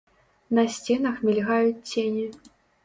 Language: Belarusian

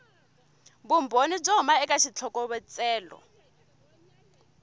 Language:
Tsonga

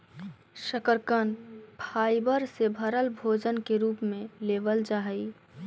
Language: Magahi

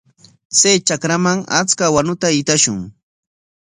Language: Corongo Ancash Quechua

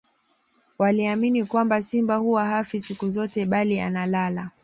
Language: Swahili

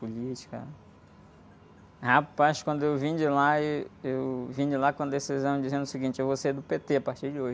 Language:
Portuguese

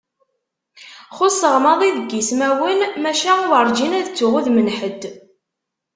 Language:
Kabyle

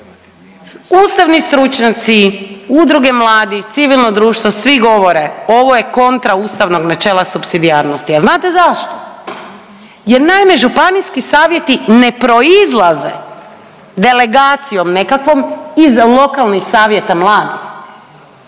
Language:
Croatian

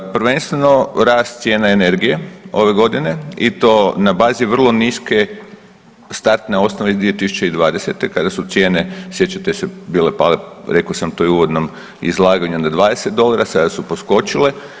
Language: Croatian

